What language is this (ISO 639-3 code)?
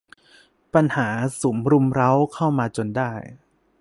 tha